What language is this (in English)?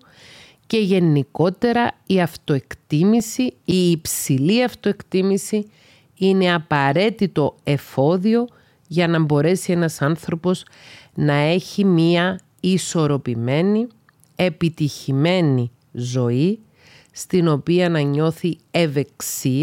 Greek